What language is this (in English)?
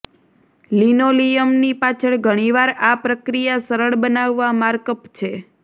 Gujarati